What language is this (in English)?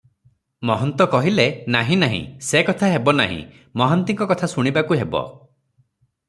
Odia